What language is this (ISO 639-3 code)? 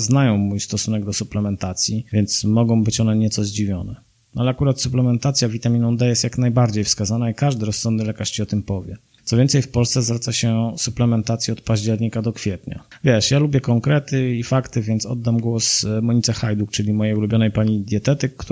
pol